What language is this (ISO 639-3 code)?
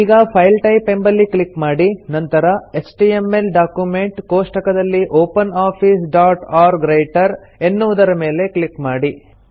kan